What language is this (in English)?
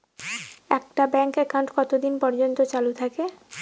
Bangla